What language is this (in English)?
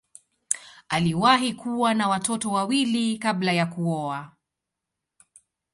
Swahili